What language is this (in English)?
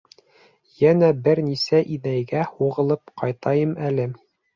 Bashkir